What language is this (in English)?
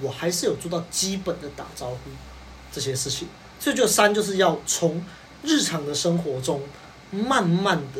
Chinese